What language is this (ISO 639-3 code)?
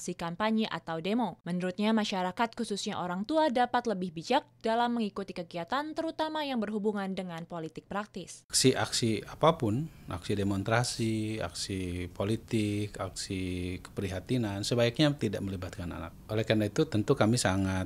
ind